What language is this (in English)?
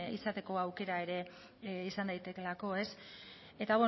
Basque